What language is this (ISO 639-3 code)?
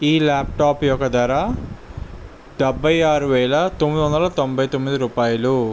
tel